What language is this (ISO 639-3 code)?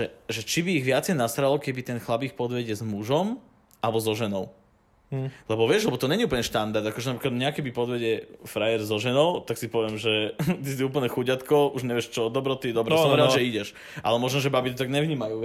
slk